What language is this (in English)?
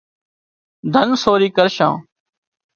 Wadiyara Koli